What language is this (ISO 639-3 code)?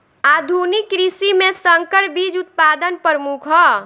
bho